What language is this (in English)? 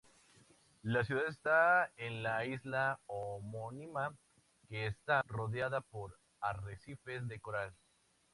Spanish